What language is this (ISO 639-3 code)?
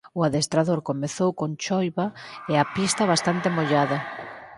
glg